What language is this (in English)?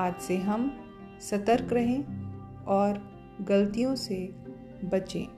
Hindi